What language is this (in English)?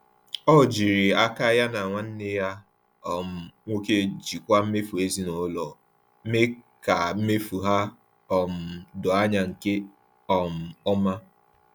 Igbo